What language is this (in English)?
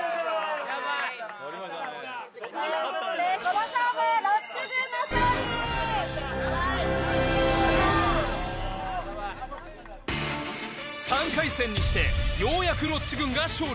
Japanese